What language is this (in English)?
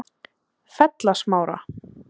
Icelandic